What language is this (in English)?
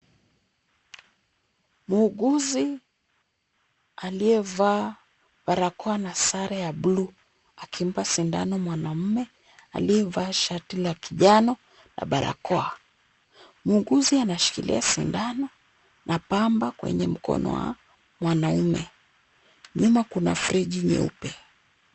Swahili